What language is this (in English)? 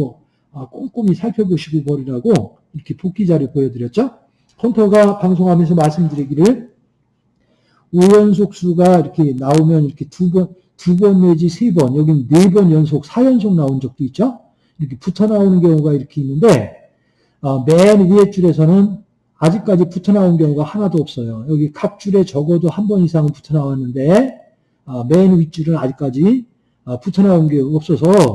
Korean